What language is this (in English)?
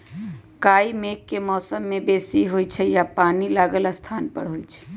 Magahi